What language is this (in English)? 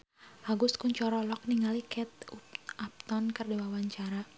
Sundanese